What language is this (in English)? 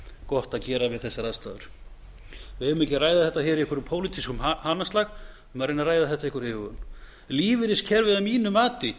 Icelandic